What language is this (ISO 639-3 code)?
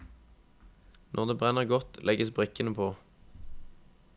nor